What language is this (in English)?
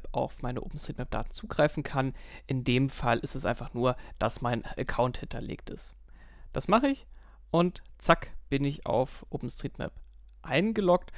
German